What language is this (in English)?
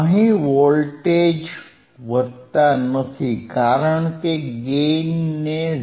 Gujarati